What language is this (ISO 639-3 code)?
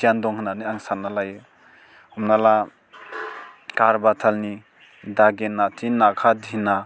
brx